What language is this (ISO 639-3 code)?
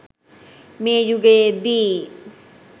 sin